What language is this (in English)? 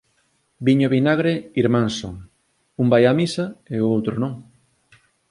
Galician